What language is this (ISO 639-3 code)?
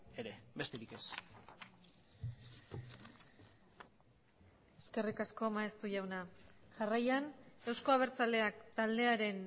eus